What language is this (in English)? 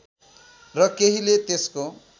Nepali